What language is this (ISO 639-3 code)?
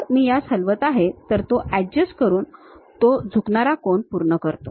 mar